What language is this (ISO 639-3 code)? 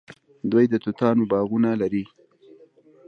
pus